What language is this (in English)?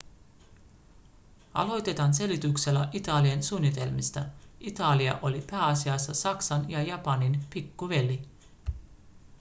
Finnish